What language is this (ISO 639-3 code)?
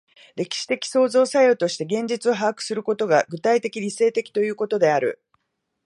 jpn